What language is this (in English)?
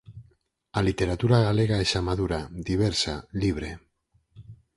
Galician